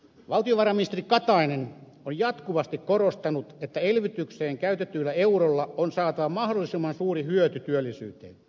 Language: Finnish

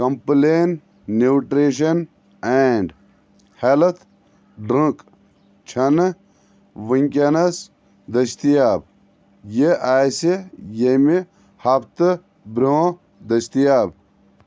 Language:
Kashmiri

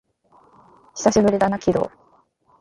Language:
Japanese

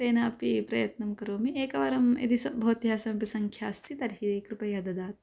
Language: Sanskrit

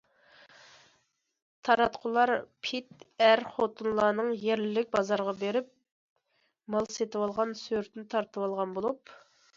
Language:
Uyghur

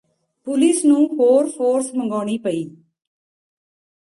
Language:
Punjabi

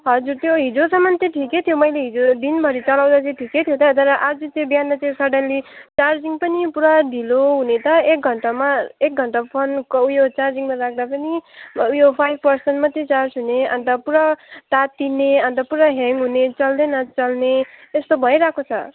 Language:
Nepali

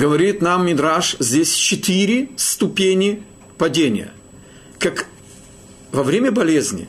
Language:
Russian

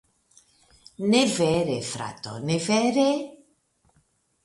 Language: Esperanto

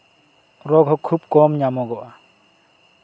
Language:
Santali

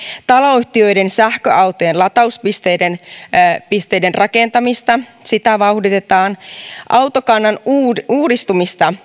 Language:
Finnish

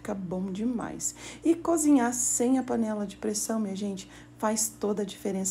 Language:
Portuguese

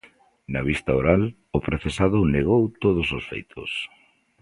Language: Galician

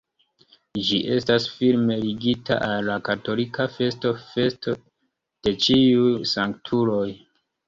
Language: Esperanto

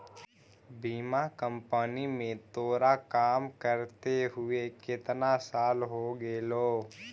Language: Magahi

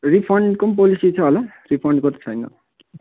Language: Nepali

